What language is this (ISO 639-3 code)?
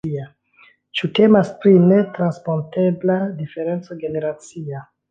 epo